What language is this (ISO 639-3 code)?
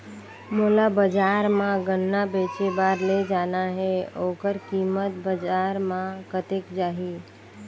hne